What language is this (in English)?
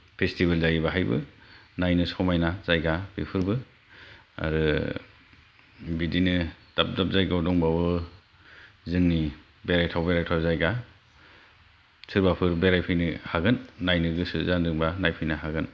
Bodo